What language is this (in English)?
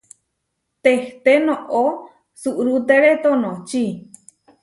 Huarijio